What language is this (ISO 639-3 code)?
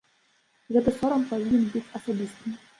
bel